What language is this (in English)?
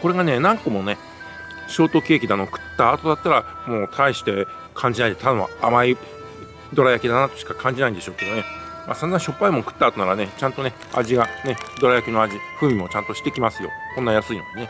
Japanese